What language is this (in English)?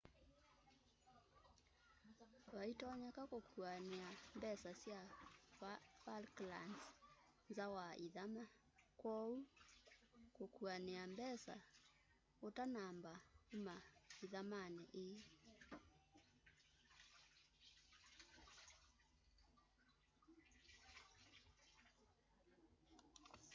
Kamba